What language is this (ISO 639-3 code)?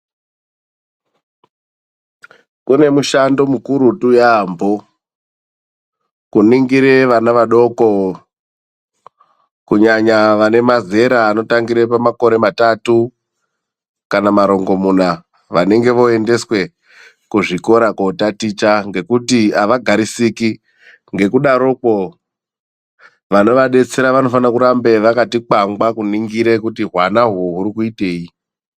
ndc